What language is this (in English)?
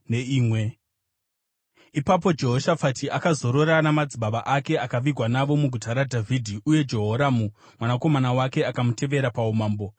Shona